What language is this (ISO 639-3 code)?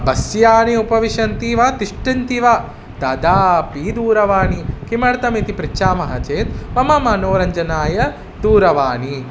san